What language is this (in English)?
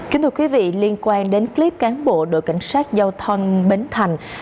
Vietnamese